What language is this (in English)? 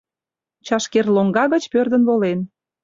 Mari